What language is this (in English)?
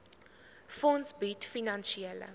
Afrikaans